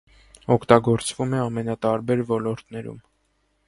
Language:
Armenian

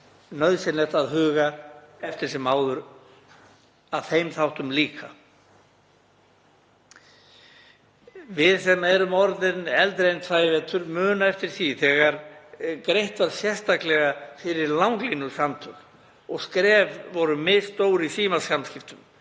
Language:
Icelandic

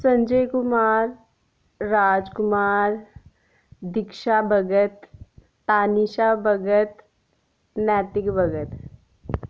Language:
Dogri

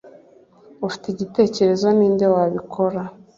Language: Kinyarwanda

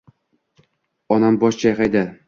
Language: Uzbek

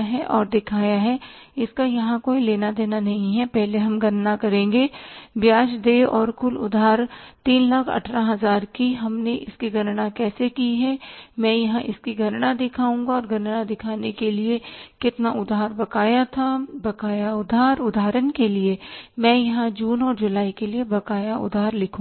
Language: Hindi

